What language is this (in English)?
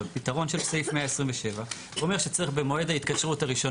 Hebrew